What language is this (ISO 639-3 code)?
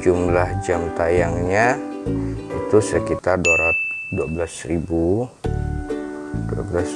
ind